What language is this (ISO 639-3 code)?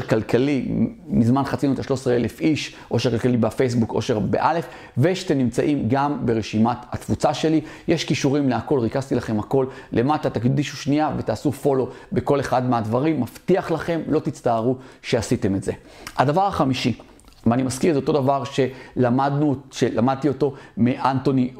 heb